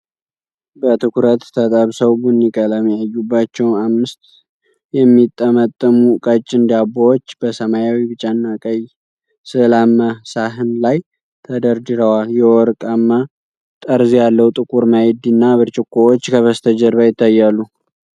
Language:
Amharic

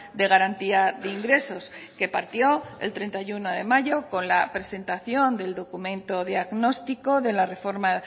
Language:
Spanish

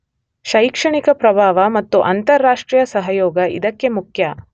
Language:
Kannada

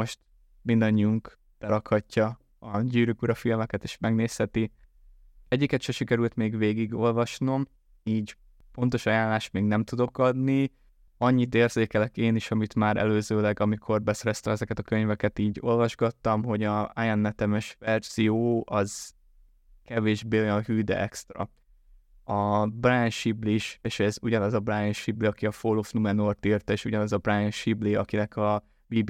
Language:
Hungarian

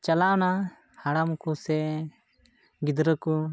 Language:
Santali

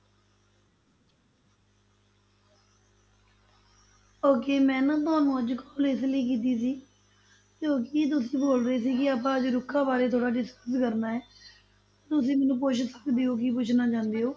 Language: Punjabi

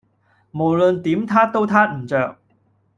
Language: Cantonese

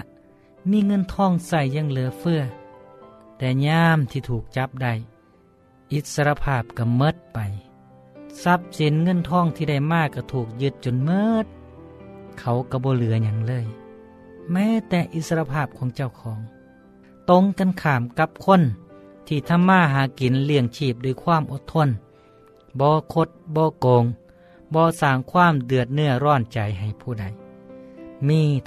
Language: Thai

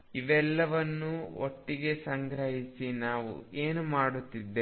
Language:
Kannada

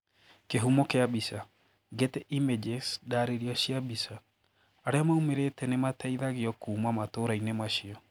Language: Kikuyu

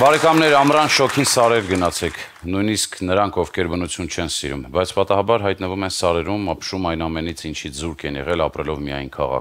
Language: Romanian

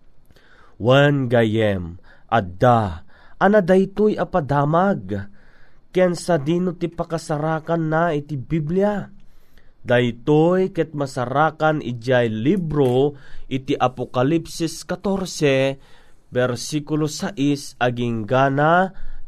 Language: Filipino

